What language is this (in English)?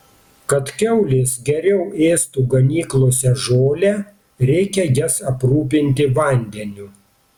Lithuanian